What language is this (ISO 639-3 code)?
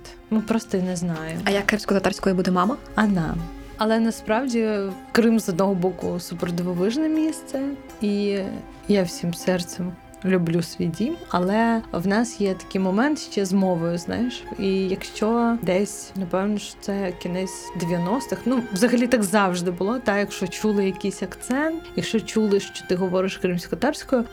ukr